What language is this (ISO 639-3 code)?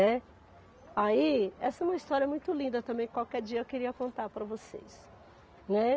por